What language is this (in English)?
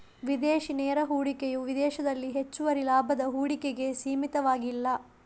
Kannada